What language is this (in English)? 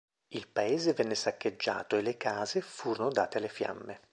Italian